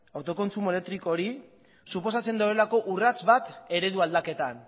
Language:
Basque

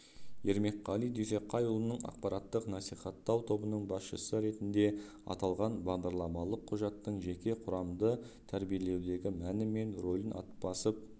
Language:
Kazakh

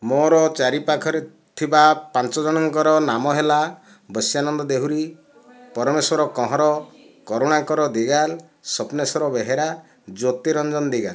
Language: Odia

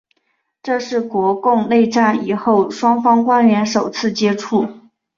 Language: Chinese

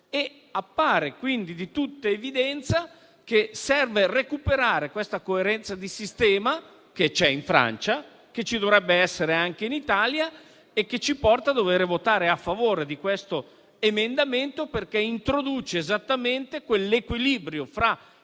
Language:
Italian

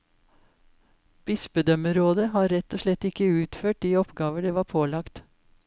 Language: Norwegian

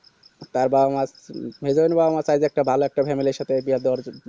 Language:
Bangla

